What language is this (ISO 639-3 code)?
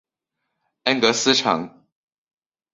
zho